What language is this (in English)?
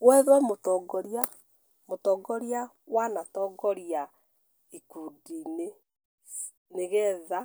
Kikuyu